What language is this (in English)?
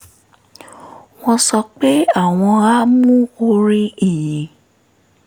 Yoruba